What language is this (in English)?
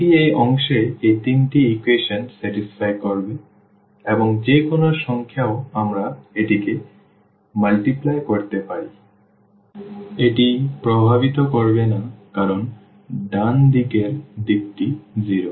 Bangla